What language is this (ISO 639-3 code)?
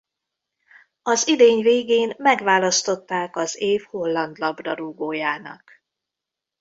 hun